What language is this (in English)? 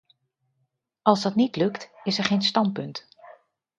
Dutch